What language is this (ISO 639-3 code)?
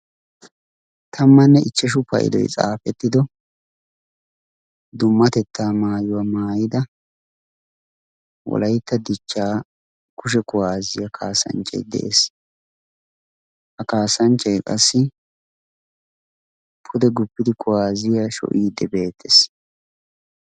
wal